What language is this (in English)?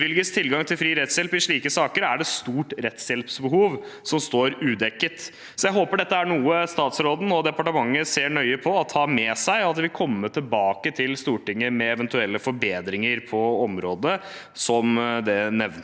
Norwegian